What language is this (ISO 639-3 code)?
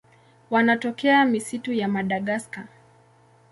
swa